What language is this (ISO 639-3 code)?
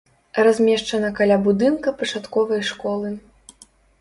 bel